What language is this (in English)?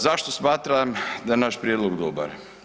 Croatian